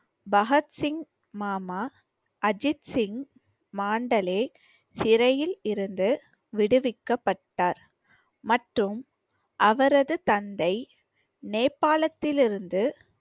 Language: Tamil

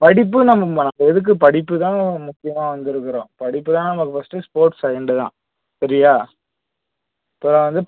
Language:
Tamil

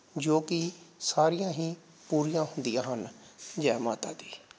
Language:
Punjabi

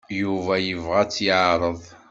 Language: Kabyle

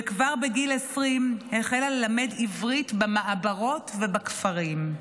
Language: Hebrew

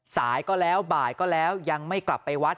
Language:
Thai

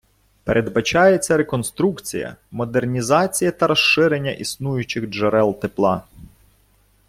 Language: Ukrainian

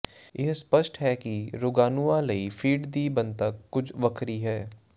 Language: Punjabi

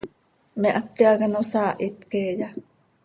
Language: Seri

